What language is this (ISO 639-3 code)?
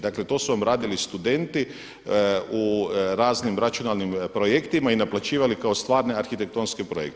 hrv